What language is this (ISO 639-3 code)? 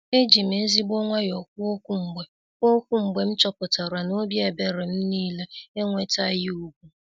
ibo